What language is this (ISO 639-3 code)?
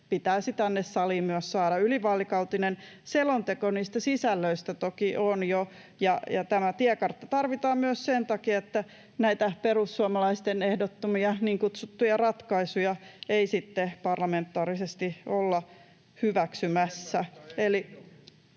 fin